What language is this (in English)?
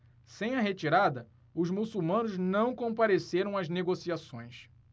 Portuguese